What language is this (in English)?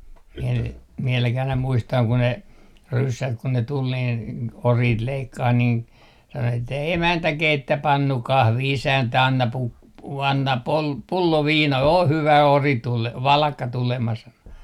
Finnish